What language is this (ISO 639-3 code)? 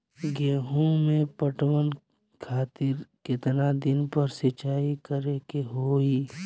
bho